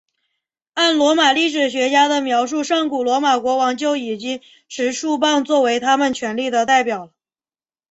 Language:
Chinese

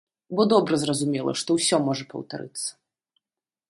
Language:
Belarusian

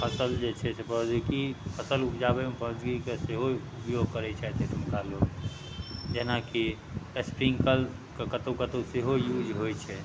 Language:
Maithili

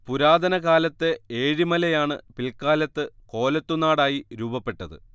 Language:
Malayalam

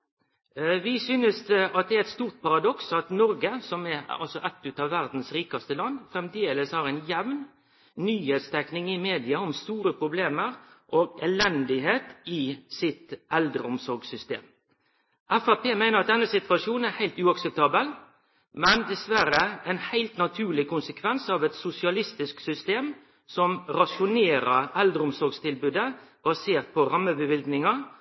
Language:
Norwegian Nynorsk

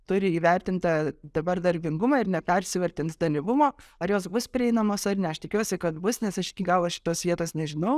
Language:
Lithuanian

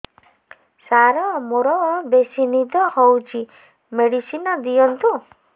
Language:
Odia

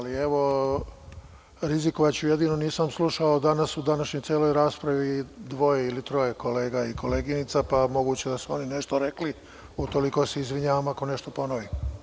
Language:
Serbian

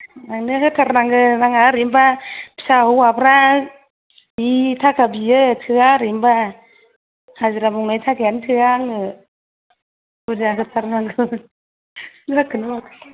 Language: Bodo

